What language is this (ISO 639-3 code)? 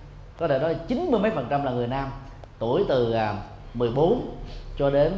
vie